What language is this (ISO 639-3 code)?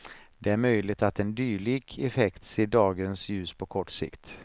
swe